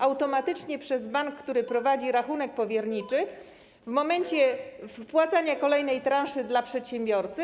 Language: Polish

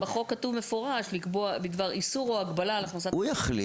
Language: Hebrew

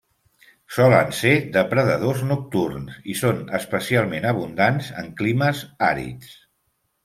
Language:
Catalan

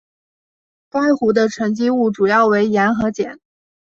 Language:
Chinese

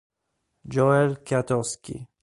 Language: Italian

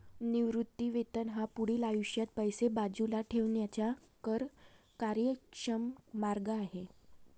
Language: Marathi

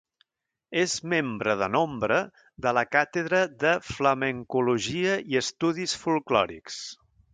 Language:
Catalan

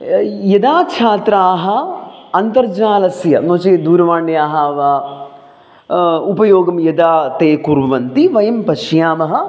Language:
Sanskrit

